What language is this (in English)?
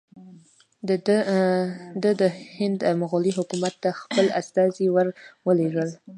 Pashto